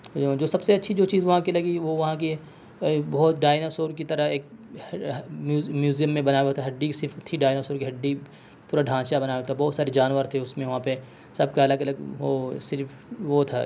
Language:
Urdu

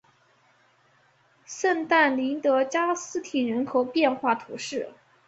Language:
Chinese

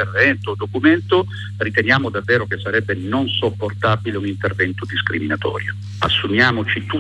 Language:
Italian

